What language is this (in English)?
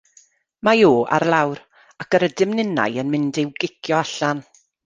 Welsh